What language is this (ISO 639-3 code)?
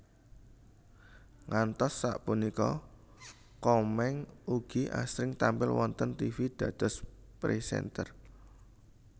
jav